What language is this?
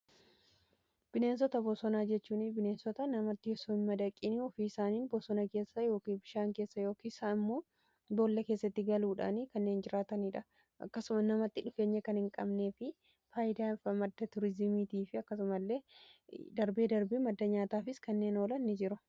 Oromo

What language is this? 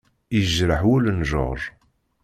Kabyle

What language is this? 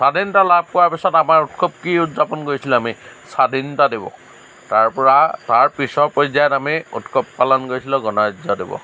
Assamese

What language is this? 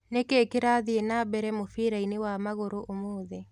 Kikuyu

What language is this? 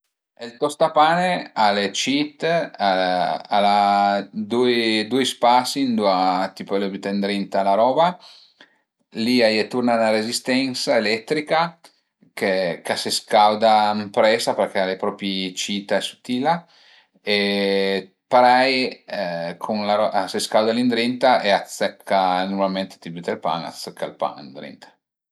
Piedmontese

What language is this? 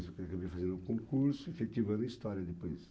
Portuguese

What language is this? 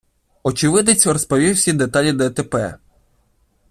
Ukrainian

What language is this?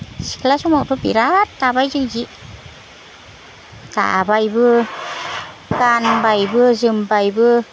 Bodo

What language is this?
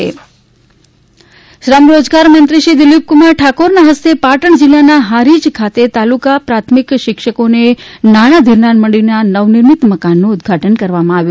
Gujarati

